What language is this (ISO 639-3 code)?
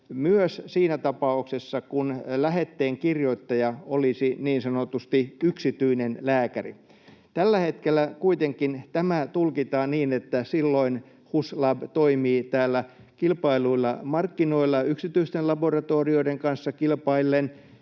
fin